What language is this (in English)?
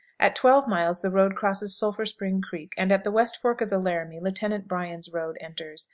English